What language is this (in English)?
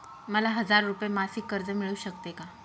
Marathi